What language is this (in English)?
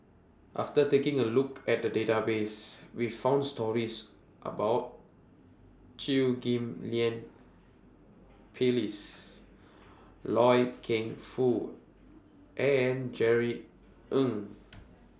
English